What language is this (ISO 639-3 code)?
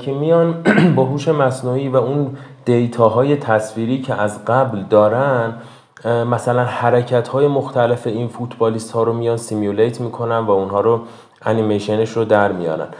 fas